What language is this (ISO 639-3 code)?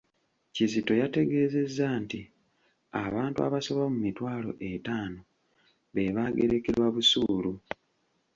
lug